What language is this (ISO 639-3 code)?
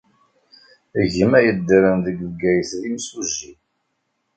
kab